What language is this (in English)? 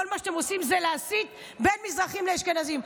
Hebrew